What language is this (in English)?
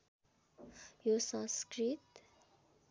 Nepali